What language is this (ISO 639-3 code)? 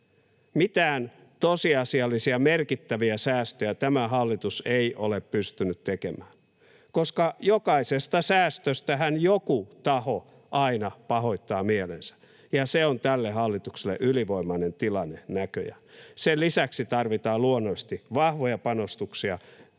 fin